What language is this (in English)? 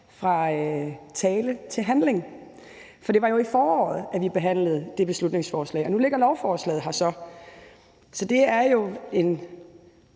Danish